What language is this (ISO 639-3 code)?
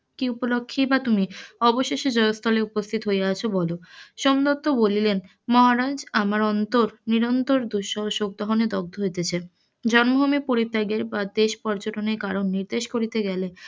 ben